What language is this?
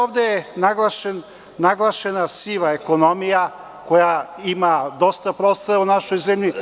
Serbian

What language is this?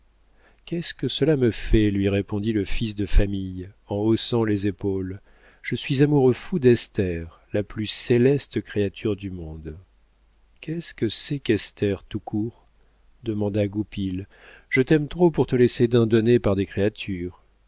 French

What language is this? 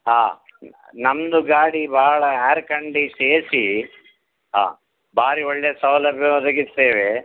Kannada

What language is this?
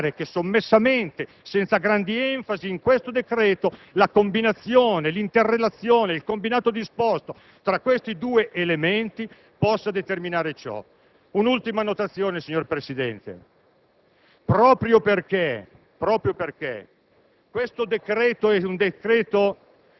Italian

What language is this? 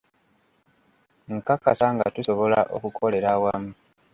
Ganda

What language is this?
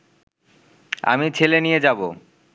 Bangla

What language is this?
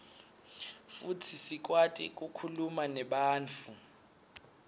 Swati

